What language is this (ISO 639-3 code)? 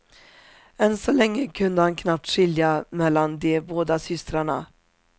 swe